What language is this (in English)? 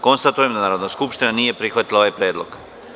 Serbian